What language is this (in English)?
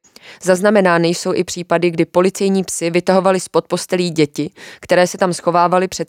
Czech